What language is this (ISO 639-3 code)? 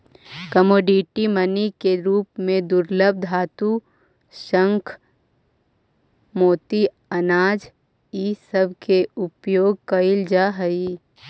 mag